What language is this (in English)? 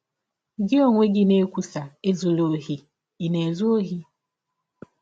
Igbo